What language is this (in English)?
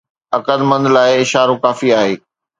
Sindhi